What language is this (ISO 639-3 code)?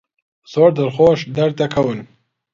ckb